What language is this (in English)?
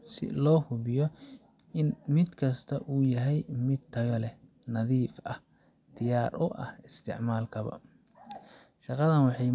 Somali